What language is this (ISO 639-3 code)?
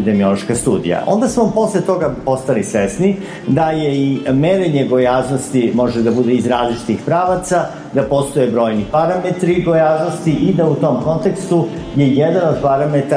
hrv